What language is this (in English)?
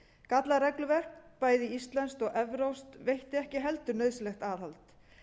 Icelandic